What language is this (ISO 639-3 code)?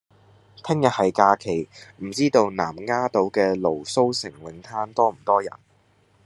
yue